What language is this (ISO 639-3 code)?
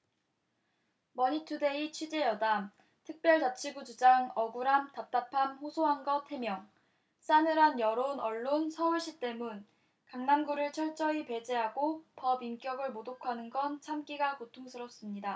kor